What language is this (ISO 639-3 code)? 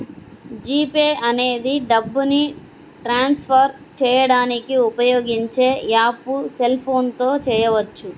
tel